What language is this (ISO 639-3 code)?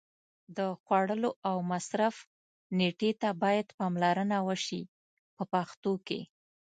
pus